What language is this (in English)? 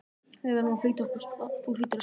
Icelandic